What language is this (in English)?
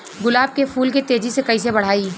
Bhojpuri